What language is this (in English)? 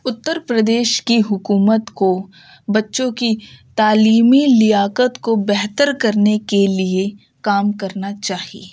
Urdu